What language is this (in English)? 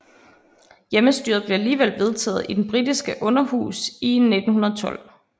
Danish